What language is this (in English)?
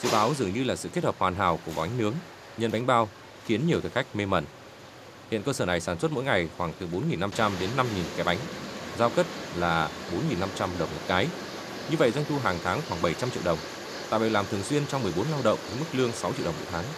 Vietnamese